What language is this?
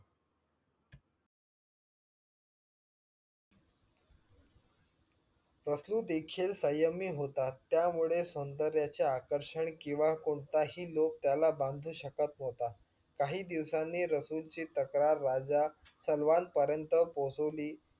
Marathi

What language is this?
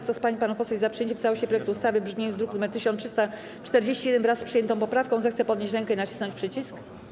Polish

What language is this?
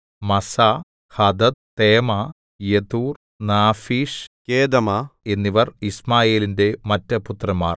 Malayalam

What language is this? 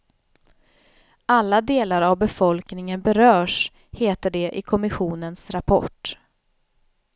Swedish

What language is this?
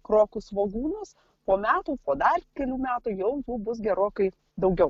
Lithuanian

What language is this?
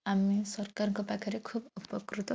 Odia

